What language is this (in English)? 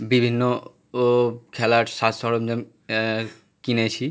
Bangla